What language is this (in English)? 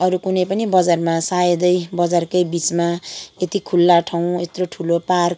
Nepali